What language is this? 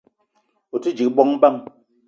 Eton (Cameroon)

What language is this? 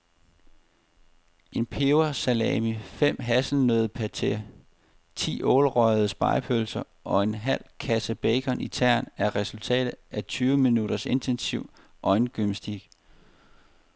Danish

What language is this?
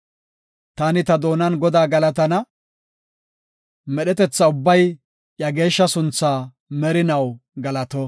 Gofa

